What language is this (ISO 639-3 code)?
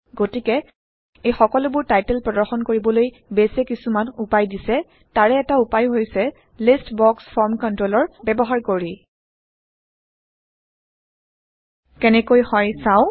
asm